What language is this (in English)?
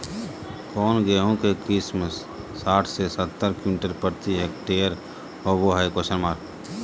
Magahi